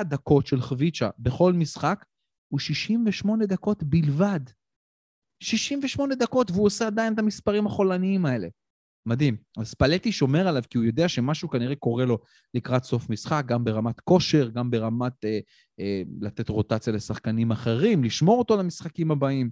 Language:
Hebrew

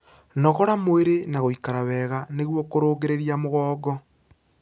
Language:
Kikuyu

